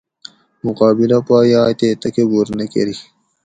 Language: Gawri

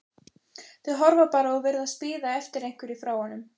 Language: Icelandic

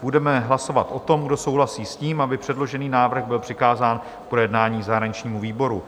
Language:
Czech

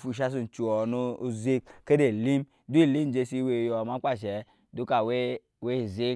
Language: Nyankpa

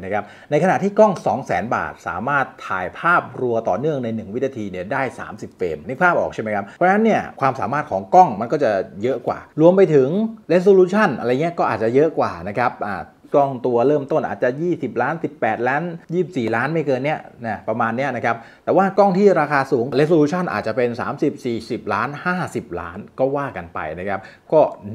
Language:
Thai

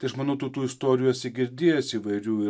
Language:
Lithuanian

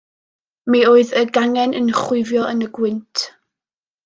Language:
Welsh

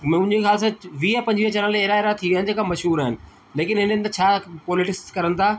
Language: Sindhi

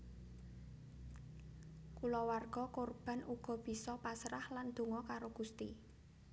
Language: Javanese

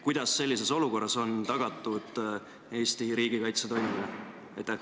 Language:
Estonian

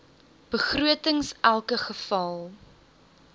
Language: Afrikaans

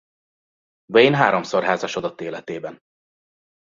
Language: Hungarian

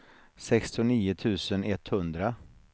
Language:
Swedish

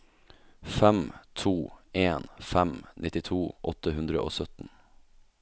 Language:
Norwegian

